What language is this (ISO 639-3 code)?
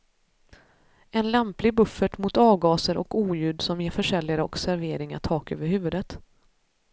swe